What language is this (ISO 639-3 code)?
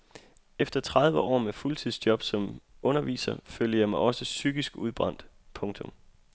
dan